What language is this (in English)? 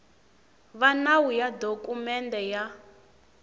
Tsonga